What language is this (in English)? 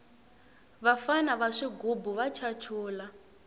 Tsonga